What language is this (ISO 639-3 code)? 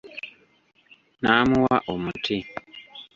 lug